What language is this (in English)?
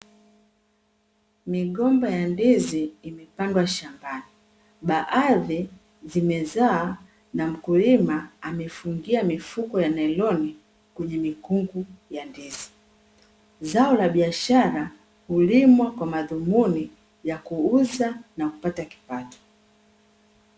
Swahili